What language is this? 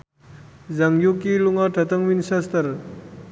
Javanese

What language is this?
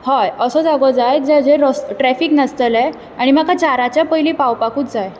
Konkani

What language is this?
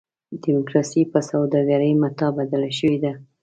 Pashto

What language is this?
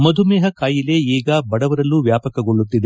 Kannada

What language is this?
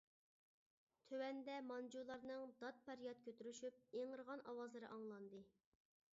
Uyghur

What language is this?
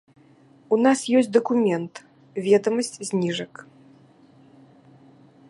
Belarusian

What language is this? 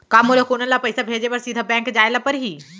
Chhattisgarhi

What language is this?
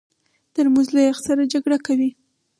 Pashto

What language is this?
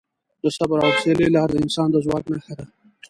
Pashto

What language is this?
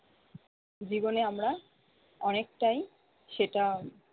Bangla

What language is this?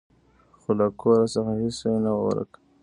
Pashto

